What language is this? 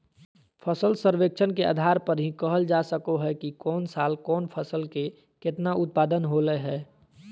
Magahi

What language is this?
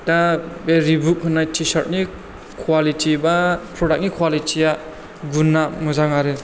Bodo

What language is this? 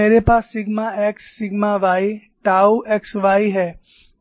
Hindi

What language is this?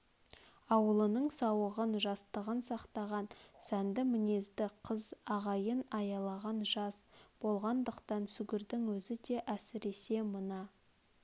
Kazakh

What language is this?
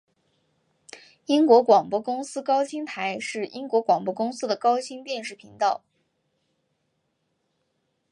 Chinese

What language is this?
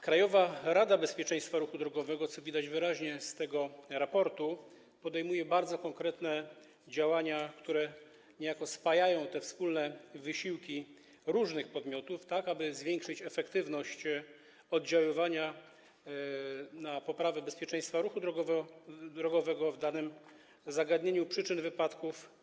Polish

